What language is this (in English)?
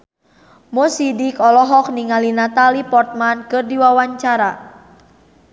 Sundanese